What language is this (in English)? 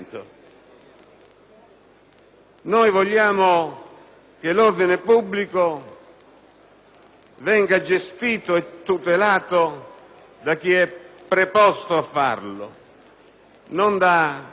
Italian